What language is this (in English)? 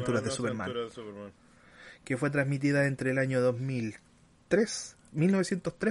Spanish